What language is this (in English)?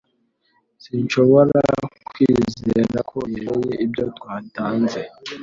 Kinyarwanda